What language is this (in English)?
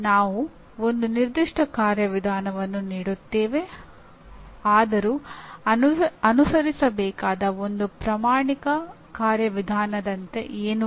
Kannada